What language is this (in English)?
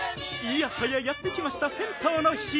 Japanese